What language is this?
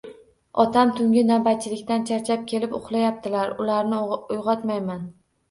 Uzbek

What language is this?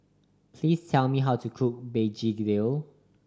English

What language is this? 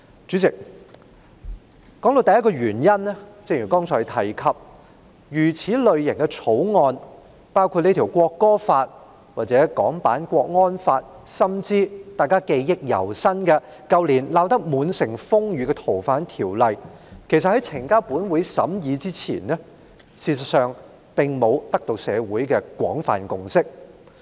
Cantonese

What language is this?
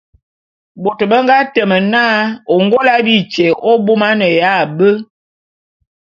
Bulu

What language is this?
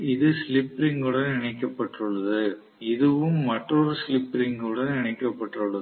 Tamil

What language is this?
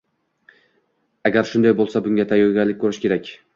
Uzbek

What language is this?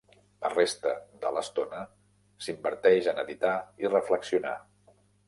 Catalan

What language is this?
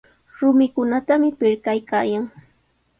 Sihuas Ancash Quechua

